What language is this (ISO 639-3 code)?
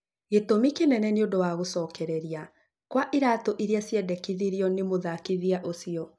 kik